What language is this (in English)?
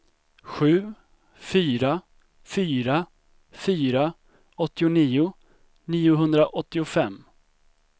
Swedish